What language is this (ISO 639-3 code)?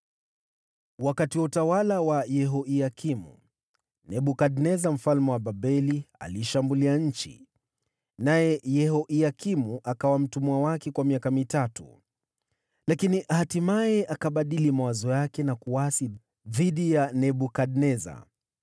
swa